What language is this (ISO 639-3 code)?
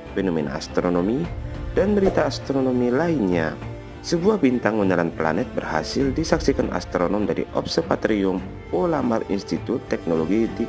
ind